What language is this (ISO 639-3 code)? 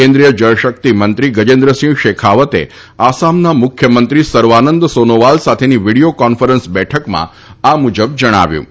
guj